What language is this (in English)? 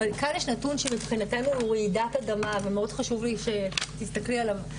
Hebrew